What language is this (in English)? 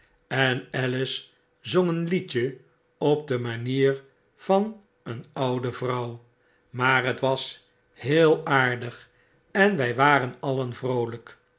Dutch